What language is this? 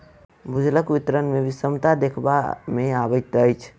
Maithili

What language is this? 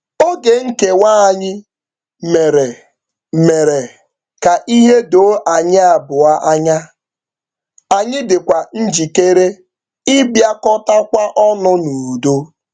Igbo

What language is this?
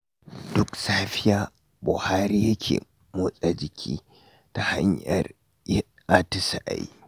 Hausa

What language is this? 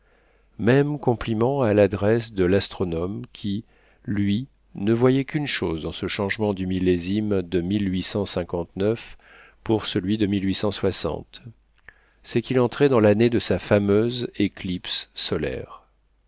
French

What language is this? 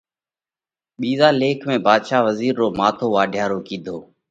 Parkari Koli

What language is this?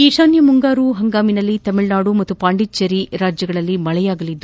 Kannada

